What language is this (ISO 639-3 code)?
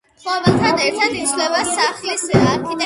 kat